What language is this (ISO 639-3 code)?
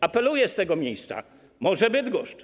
pol